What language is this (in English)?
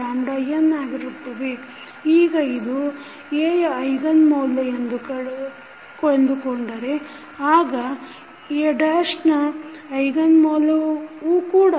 Kannada